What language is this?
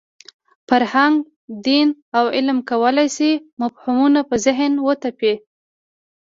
Pashto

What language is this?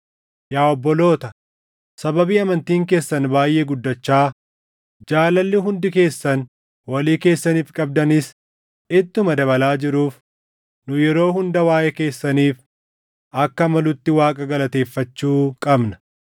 Oromo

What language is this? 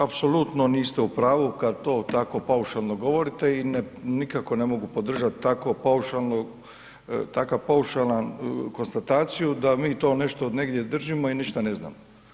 Croatian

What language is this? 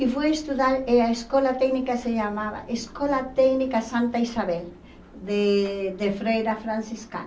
Portuguese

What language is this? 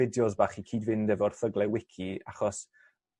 Welsh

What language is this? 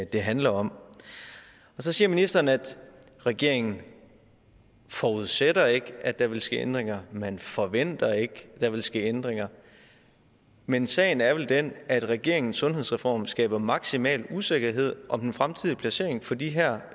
Danish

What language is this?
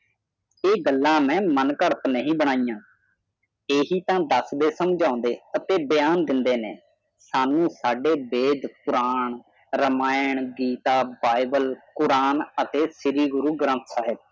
Punjabi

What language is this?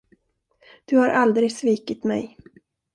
Swedish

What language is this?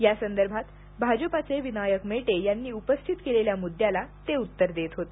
Marathi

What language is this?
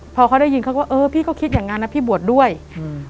Thai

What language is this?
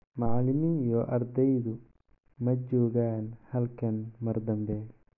Somali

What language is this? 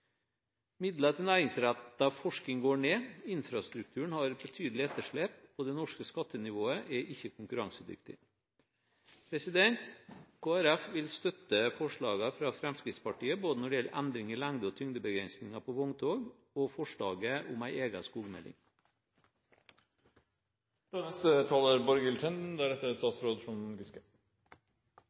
Norwegian Bokmål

